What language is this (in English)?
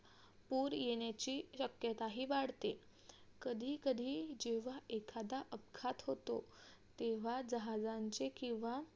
Marathi